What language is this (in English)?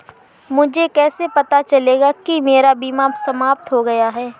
Hindi